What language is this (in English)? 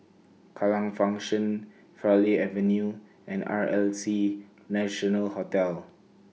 English